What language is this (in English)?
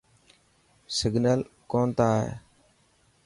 Dhatki